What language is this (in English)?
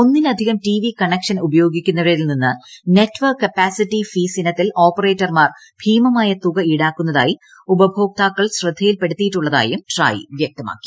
Malayalam